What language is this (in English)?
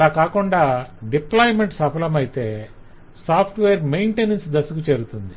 Telugu